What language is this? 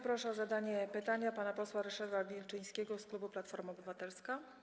Polish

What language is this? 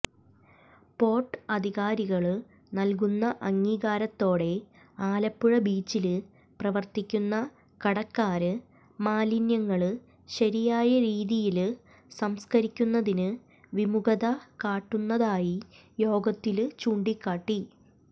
Malayalam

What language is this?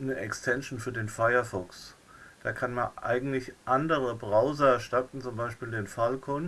German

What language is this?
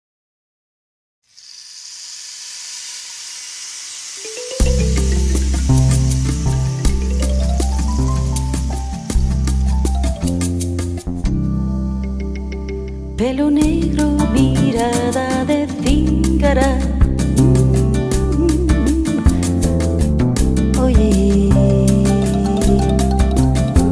Spanish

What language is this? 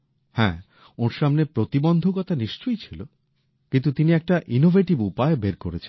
Bangla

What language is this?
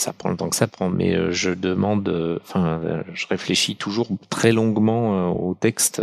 French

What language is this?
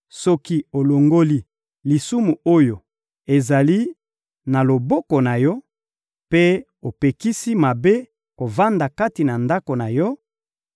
Lingala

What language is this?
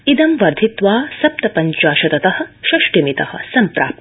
Sanskrit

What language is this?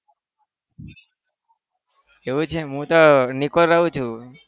Gujarati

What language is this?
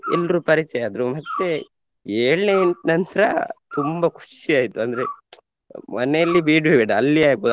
Kannada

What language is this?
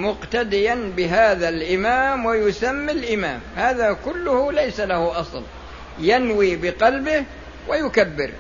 Arabic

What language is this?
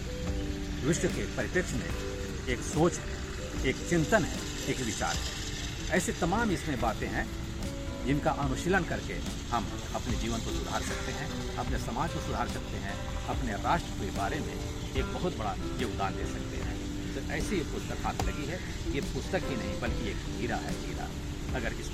Hindi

